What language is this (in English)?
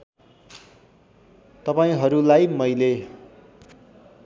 Nepali